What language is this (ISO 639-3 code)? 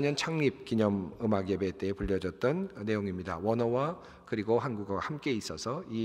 kor